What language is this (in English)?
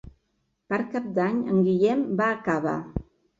Catalan